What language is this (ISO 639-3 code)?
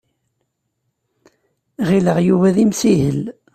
kab